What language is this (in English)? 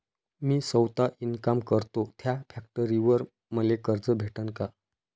Marathi